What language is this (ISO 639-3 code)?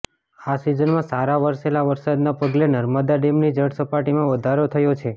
guj